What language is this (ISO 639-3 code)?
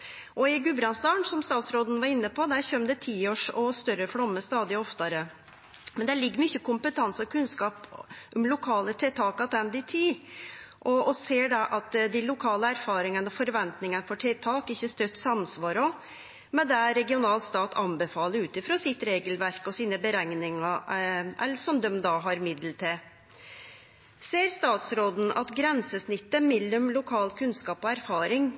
nno